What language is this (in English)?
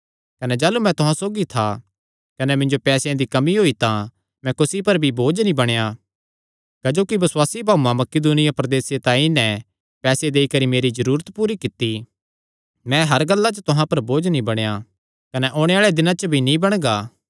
Kangri